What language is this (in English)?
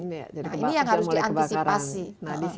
Indonesian